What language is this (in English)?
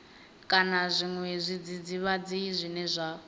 Venda